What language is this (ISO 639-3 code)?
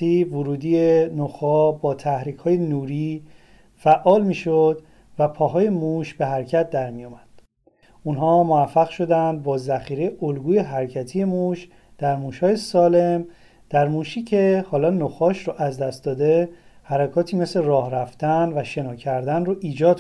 fas